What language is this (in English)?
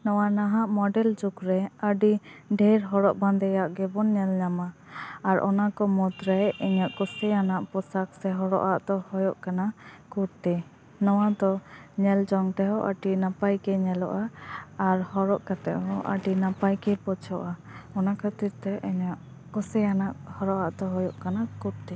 Santali